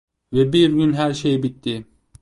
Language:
Turkish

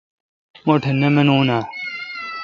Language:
Kalkoti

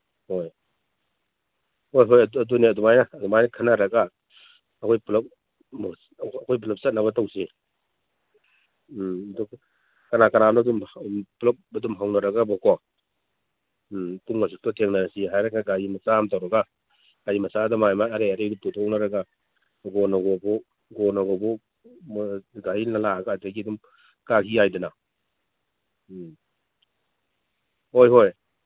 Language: Manipuri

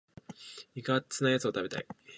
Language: Japanese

